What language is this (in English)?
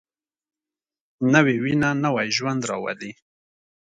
Pashto